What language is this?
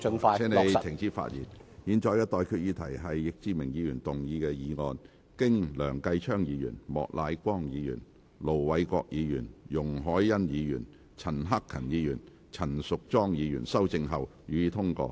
Cantonese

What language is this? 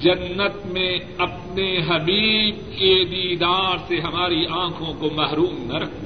Urdu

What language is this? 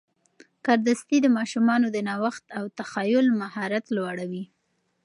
Pashto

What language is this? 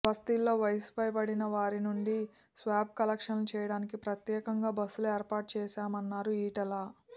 Telugu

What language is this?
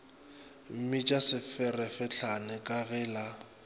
Northern Sotho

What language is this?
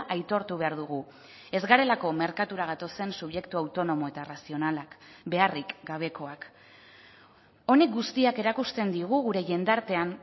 Basque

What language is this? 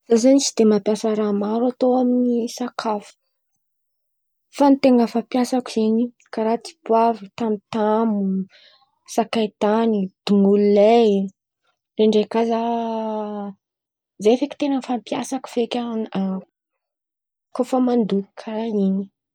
Antankarana Malagasy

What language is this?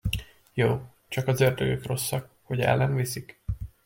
Hungarian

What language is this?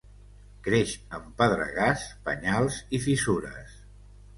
Catalan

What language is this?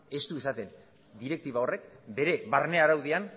Basque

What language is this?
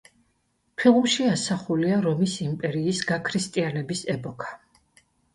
Georgian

